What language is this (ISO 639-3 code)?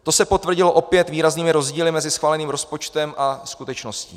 ces